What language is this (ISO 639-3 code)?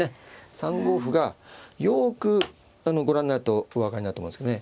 jpn